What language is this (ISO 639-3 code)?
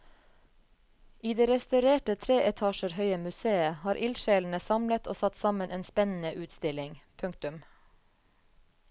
nor